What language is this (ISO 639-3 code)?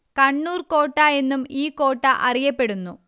mal